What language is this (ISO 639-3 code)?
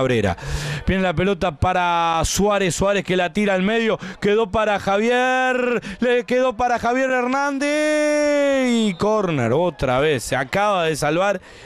spa